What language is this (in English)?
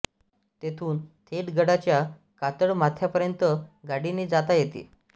Marathi